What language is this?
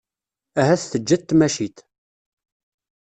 Kabyle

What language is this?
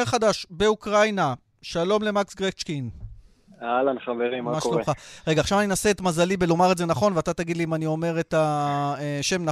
Hebrew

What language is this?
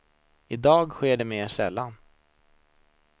Swedish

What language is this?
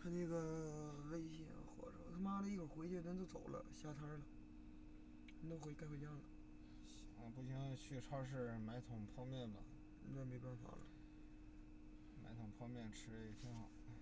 Chinese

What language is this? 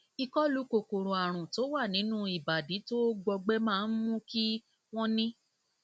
Yoruba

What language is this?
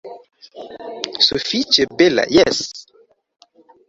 Esperanto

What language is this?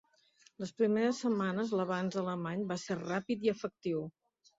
Catalan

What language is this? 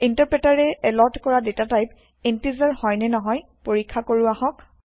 Assamese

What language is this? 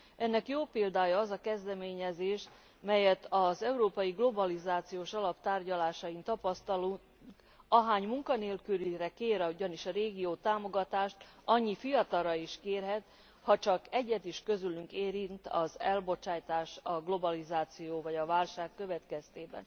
Hungarian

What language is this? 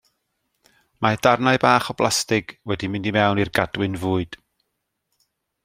Welsh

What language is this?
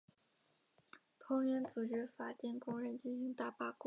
Chinese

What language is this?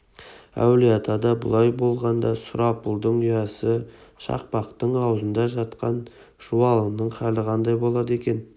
Kazakh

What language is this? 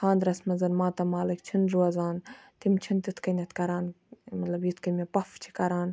Kashmiri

